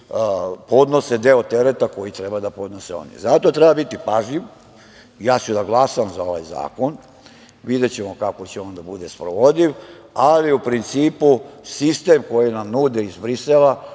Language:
Serbian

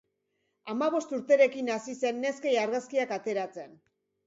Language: Basque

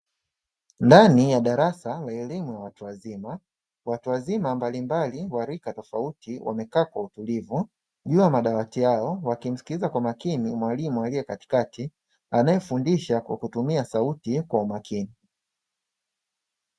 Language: Swahili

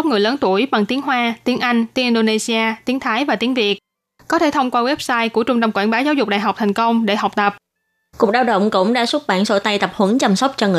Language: Vietnamese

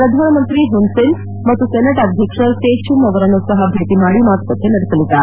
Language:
Kannada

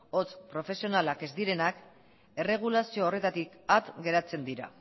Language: Basque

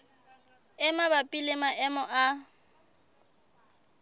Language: Southern Sotho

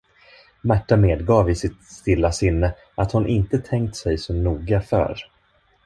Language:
Swedish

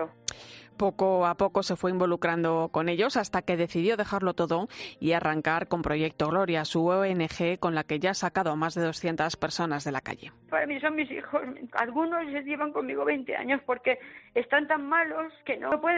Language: Spanish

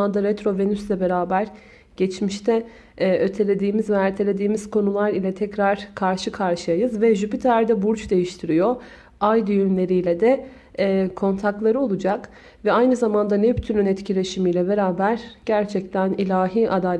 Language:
Turkish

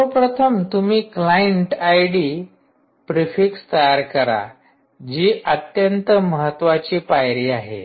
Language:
Marathi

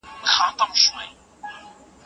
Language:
Pashto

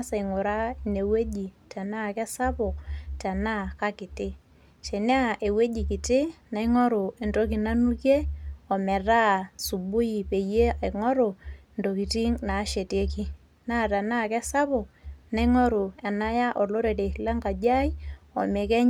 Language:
Masai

